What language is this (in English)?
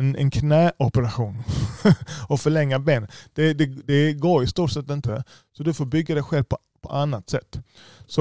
Swedish